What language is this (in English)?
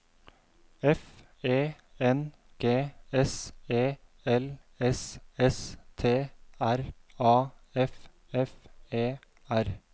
Norwegian